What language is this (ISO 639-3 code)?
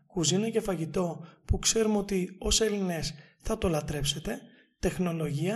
ell